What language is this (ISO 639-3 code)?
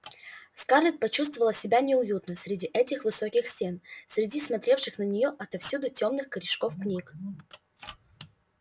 rus